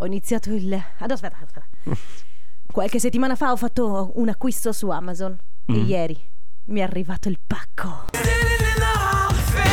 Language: Italian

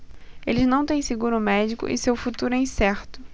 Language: Portuguese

